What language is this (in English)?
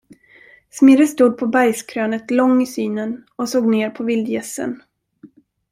Swedish